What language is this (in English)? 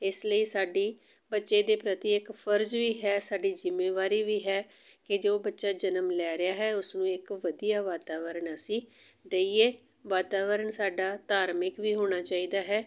Punjabi